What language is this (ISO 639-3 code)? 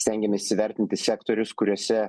lit